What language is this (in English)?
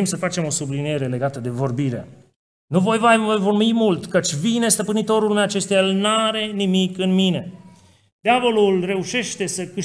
Romanian